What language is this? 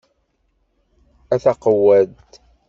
Kabyle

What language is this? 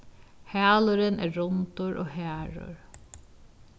Faroese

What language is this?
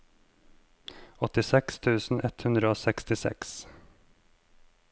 Norwegian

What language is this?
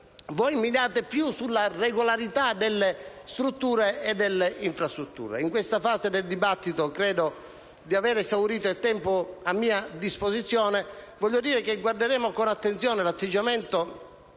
Italian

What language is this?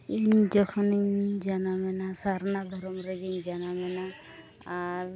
Santali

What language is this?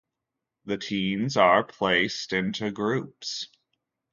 English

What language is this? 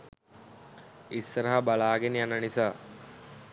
Sinhala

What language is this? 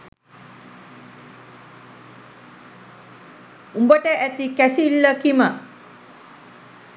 Sinhala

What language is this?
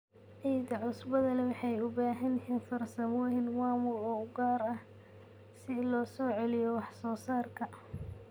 Somali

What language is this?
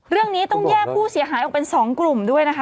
Thai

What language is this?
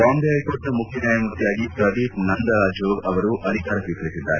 Kannada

